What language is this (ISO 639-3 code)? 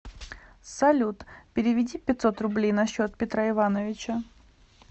rus